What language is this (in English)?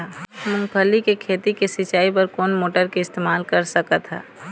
Chhattisgarhi